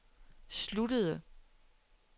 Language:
Danish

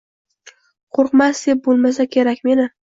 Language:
Uzbek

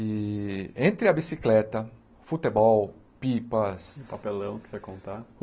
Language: Portuguese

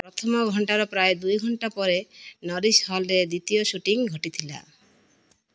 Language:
Odia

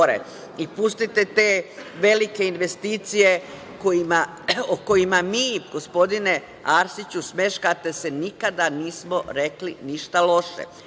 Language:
Serbian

